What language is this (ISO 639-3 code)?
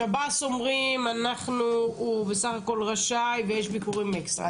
heb